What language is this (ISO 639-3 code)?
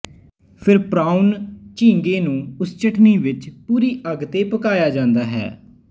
pan